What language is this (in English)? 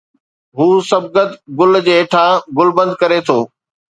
Sindhi